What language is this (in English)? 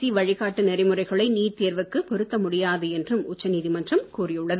Tamil